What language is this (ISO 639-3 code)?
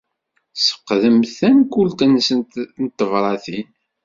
kab